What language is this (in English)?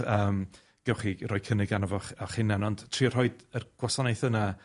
Welsh